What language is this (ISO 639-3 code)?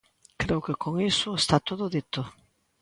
glg